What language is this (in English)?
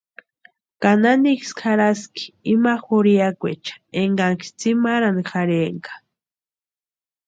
Western Highland Purepecha